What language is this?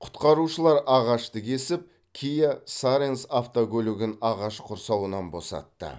Kazakh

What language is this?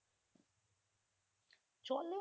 Bangla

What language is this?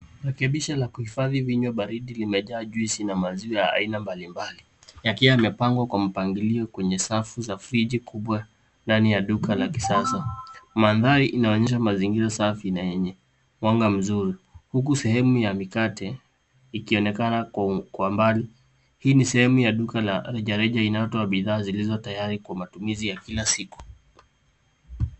Swahili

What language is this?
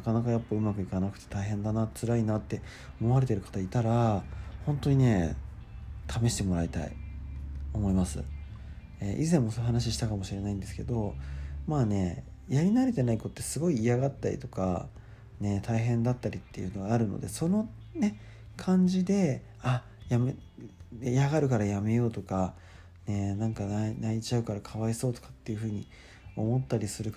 Japanese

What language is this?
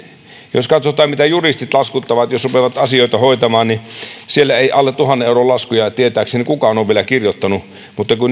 Finnish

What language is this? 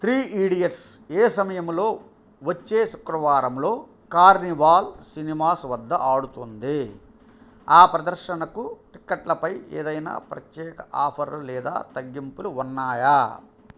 Telugu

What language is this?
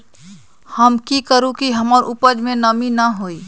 Magahi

